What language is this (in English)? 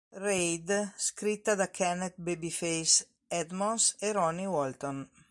Italian